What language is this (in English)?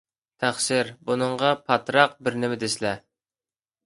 Uyghur